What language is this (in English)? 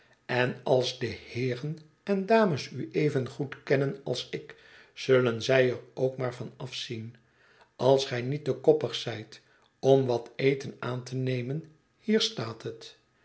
Dutch